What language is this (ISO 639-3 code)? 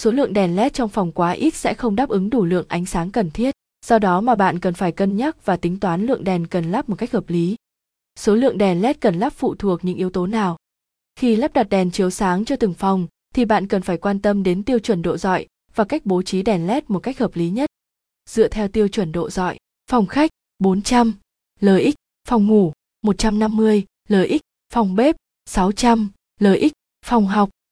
vie